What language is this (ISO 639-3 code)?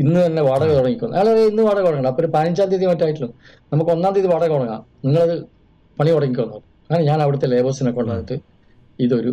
mal